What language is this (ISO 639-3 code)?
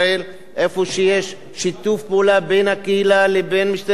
heb